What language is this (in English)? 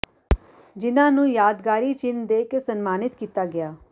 Punjabi